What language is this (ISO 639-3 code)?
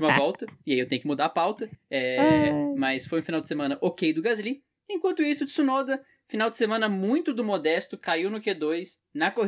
por